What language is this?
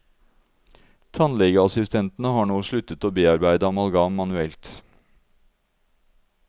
Norwegian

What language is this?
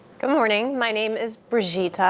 English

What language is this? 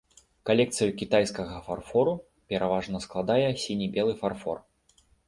Belarusian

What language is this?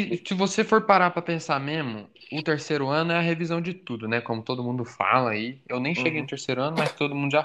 Portuguese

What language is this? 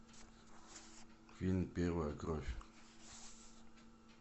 Russian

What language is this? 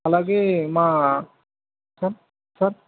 Telugu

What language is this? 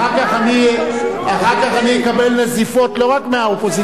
Hebrew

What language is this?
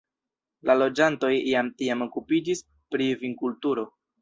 Esperanto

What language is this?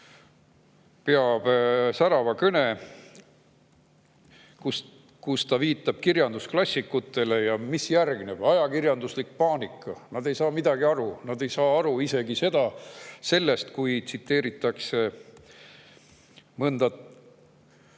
Estonian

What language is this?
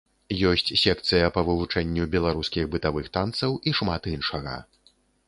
Belarusian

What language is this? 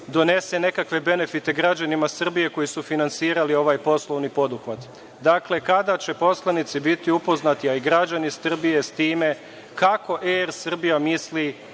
Serbian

